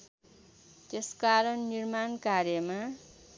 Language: Nepali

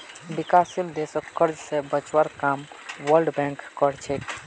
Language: Magahi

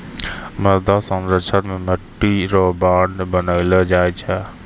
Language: Maithili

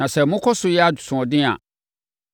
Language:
Akan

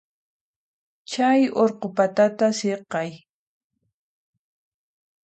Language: Puno Quechua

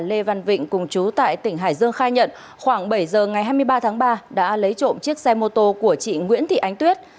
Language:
Vietnamese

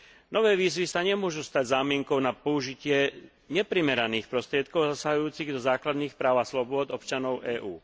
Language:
Slovak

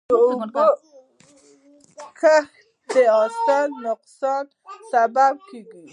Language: Pashto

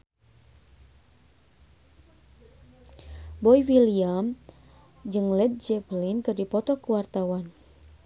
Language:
Sundanese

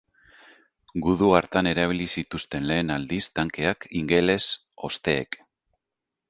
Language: Basque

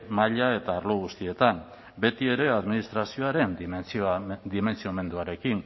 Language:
Basque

